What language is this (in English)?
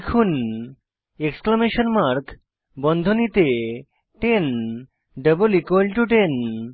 Bangla